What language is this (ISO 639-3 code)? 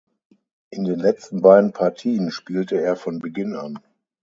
deu